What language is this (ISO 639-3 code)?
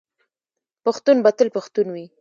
pus